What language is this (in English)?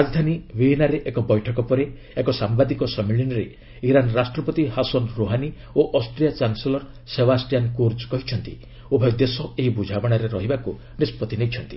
Odia